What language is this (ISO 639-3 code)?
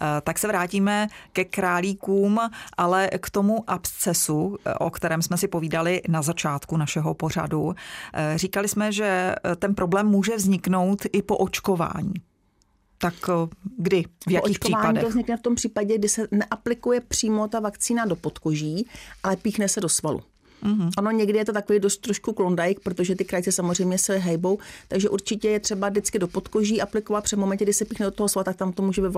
ces